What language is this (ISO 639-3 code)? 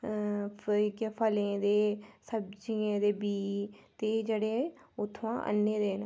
doi